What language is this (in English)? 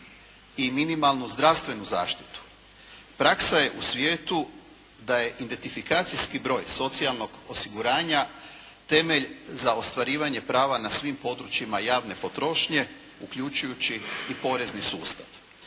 Croatian